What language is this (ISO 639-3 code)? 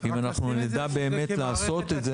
heb